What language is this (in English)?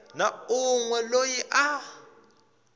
Tsonga